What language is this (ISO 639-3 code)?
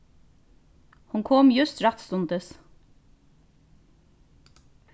fao